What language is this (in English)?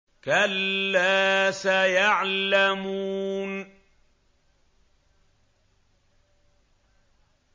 Arabic